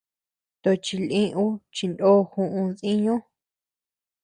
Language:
Tepeuxila Cuicatec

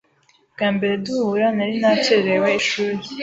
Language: Kinyarwanda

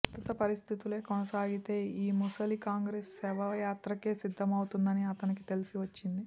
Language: Telugu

